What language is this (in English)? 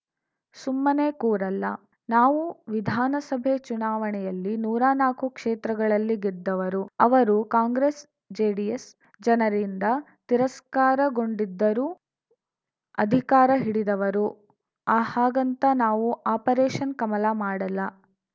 Kannada